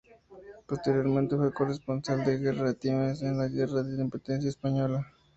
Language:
Spanish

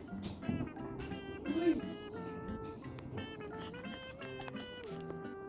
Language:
Korean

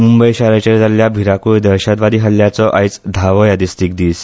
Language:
Konkani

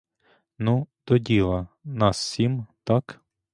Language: Ukrainian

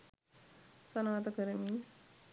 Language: Sinhala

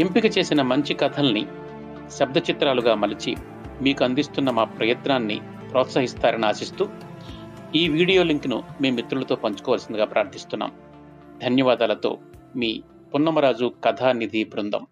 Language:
Telugu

